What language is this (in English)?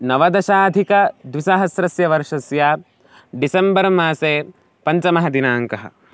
Sanskrit